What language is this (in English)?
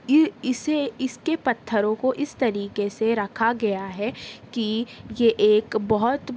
Urdu